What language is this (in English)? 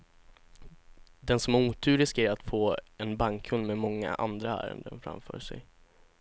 Swedish